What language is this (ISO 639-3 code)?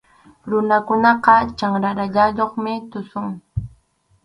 qxu